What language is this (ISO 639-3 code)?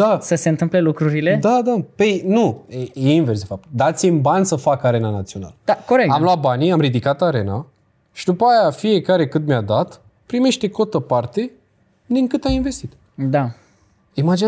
ron